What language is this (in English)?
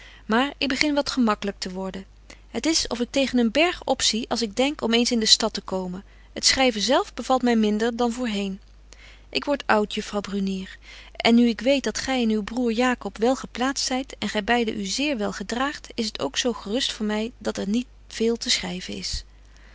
Dutch